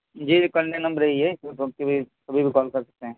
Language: Urdu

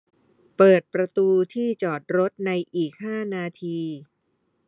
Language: Thai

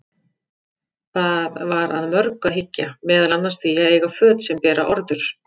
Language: Icelandic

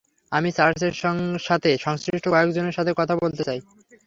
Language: Bangla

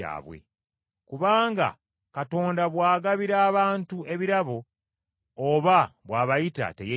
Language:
Ganda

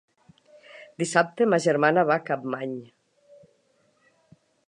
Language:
Catalan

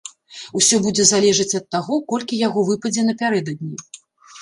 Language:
Belarusian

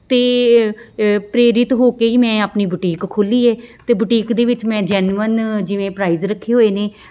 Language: Punjabi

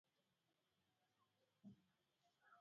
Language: Swahili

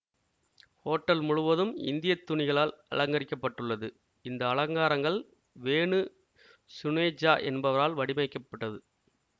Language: Tamil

